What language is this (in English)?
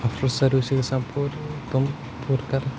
Kashmiri